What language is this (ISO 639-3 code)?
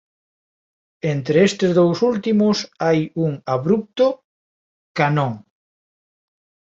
glg